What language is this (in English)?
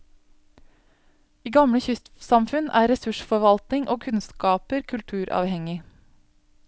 Norwegian